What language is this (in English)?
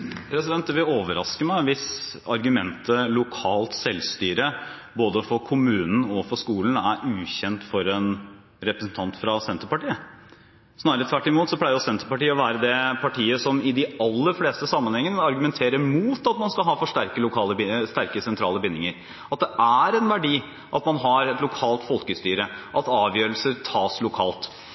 Norwegian Bokmål